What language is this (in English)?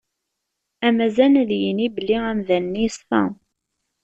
Kabyle